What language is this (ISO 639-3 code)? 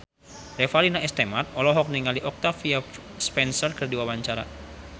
sun